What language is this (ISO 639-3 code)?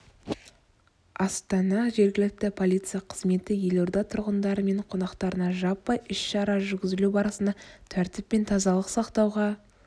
kaz